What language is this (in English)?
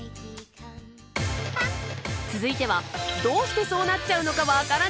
Japanese